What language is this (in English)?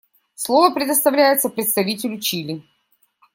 Russian